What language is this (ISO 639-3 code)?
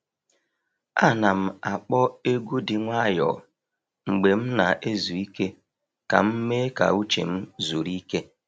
ibo